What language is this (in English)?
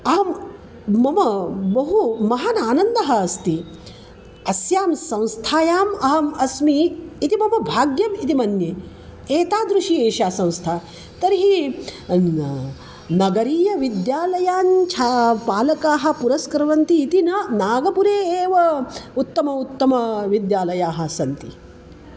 Sanskrit